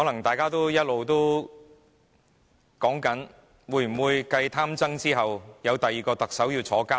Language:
Cantonese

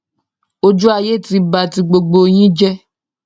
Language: Yoruba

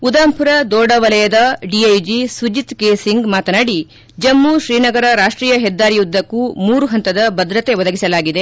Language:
Kannada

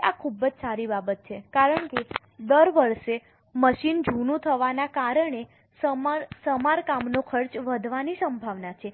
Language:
Gujarati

